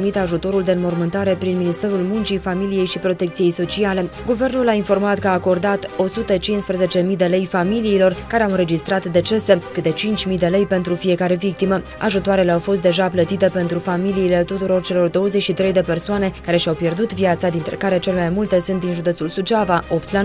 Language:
Romanian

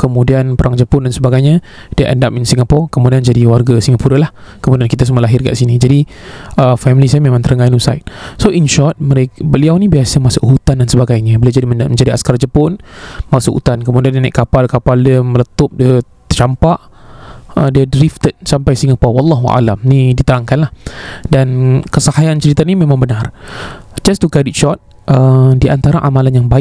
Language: Malay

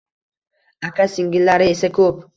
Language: Uzbek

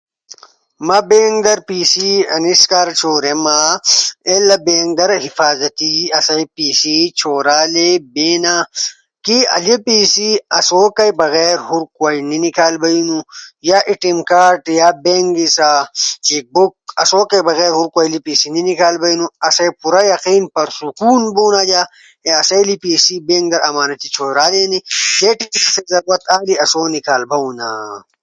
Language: Ushojo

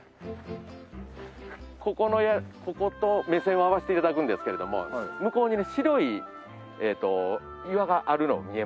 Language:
Japanese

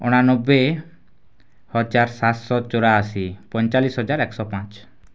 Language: Odia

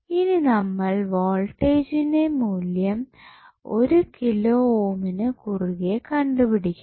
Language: Malayalam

